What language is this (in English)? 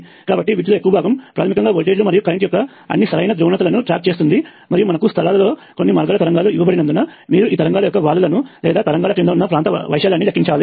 Telugu